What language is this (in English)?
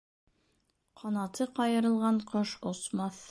Bashkir